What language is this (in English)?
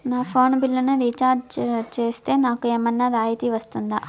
Telugu